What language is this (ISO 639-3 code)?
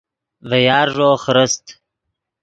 ydg